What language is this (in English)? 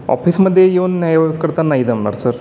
Marathi